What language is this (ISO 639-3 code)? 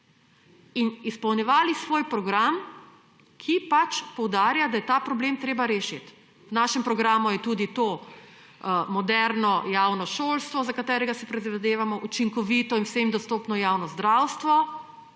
slv